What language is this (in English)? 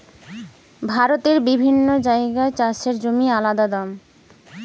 Bangla